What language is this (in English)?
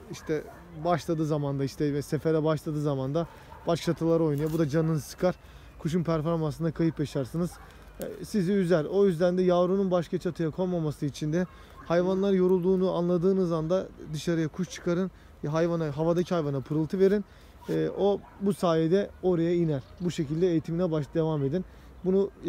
Turkish